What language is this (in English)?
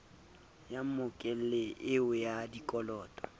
Southern Sotho